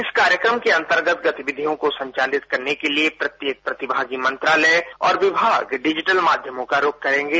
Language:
Hindi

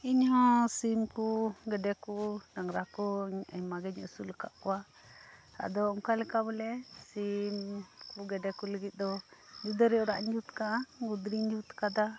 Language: Santali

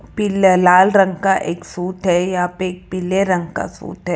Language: Hindi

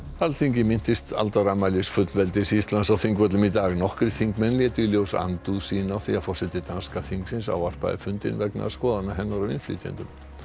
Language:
Icelandic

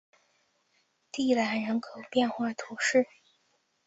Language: Chinese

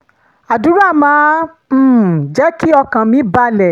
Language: Yoruba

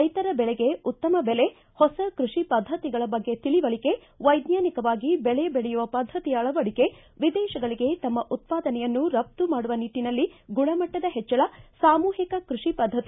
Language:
Kannada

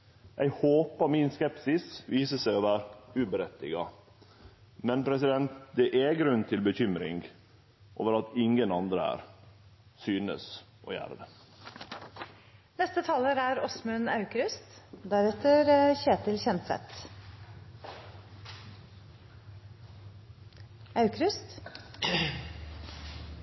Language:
Norwegian Nynorsk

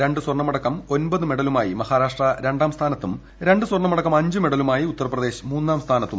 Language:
Malayalam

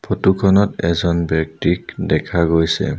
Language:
Assamese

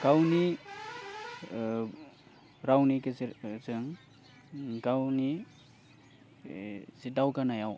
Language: Bodo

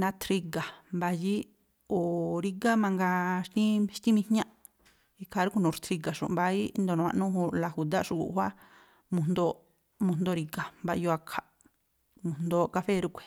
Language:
Tlacoapa Me'phaa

